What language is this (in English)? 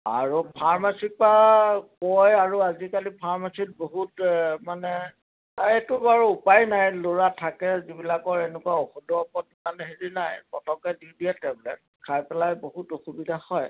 Assamese